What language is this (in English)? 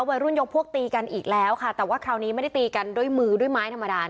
Thai